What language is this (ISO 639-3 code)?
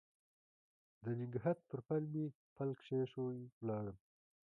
pus